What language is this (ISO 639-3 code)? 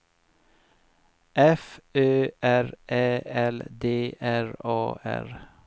swe